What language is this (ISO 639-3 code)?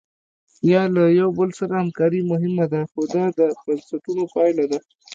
pus